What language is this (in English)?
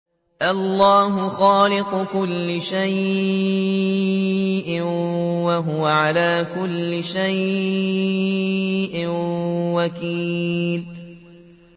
Arabic